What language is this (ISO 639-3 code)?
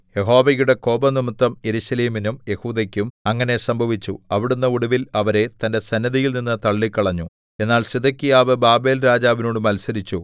mal